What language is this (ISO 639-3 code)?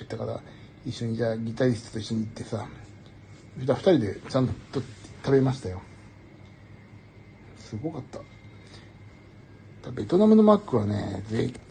jpn